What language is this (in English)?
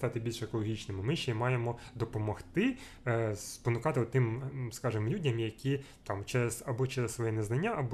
Ukrainian